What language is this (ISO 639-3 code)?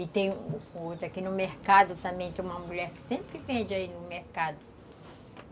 por